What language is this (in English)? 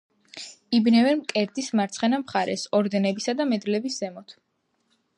Georgian